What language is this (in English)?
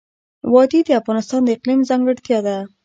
Pashto